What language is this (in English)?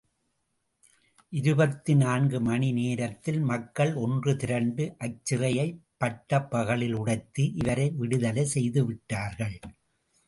Tamil